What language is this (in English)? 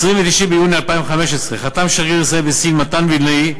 Hebrew